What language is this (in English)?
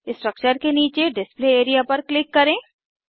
Hindi